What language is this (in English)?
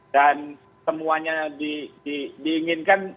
Indonesian